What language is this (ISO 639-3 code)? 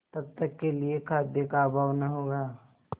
hin